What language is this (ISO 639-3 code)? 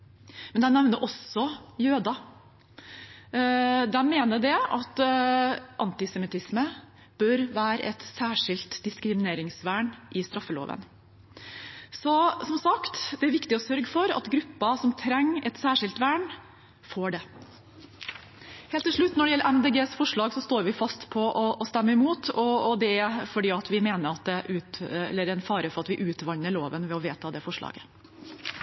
nob